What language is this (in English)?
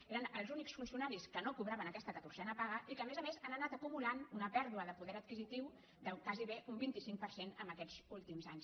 Catalan